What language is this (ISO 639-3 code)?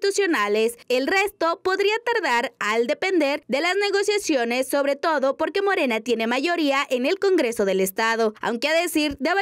spa